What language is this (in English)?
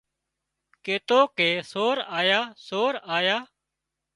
Wadiyara Koli